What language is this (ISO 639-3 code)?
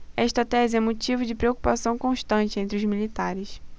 por